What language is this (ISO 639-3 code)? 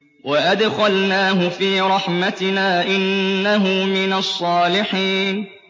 ara